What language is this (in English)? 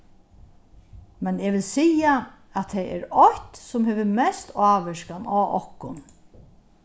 Faroese